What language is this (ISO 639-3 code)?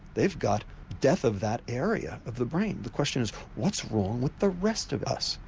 eng